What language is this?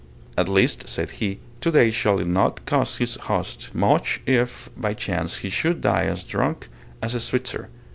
English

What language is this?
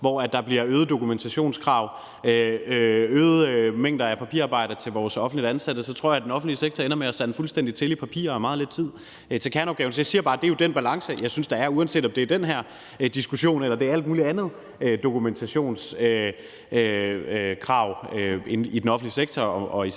Danish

